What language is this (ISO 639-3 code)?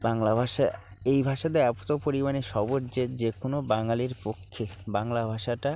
ben